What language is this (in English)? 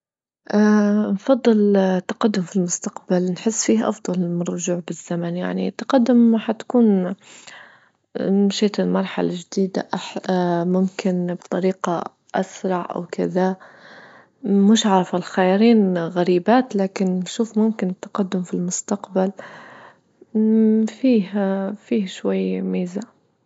Libyan Arabic